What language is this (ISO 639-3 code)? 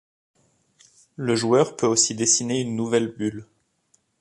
fra